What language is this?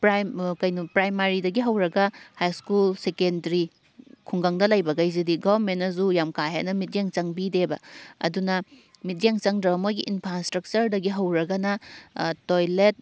Manipuri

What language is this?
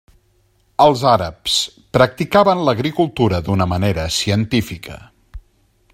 Catalan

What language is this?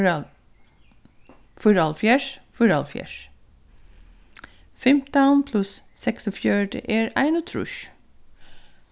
Faroese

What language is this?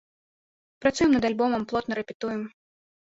Belarusian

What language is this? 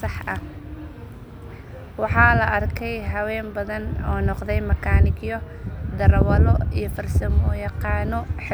Somali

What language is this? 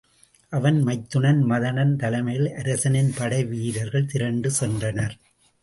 Tamil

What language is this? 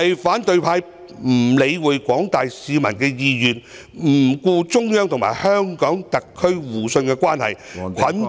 Cantonese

